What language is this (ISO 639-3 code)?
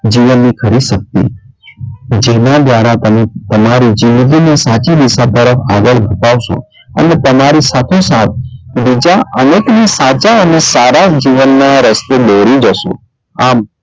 guj